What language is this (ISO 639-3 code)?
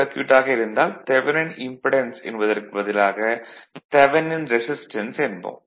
tam